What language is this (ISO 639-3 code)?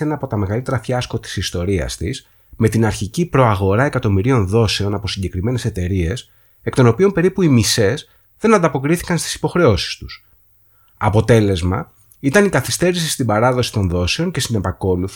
ell